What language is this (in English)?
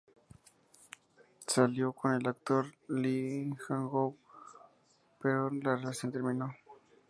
Spanish